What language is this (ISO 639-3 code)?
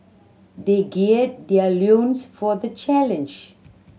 eng